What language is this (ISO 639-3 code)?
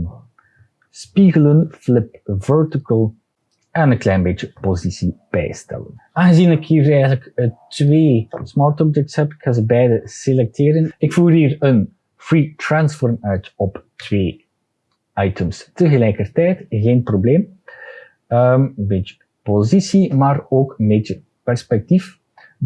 nld